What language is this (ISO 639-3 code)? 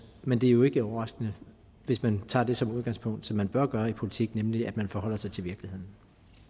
dan